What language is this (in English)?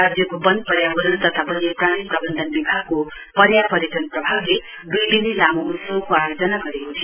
Nepali